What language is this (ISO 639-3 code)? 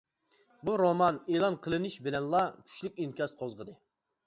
uig